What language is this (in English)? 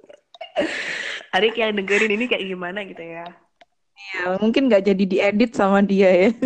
Indonesian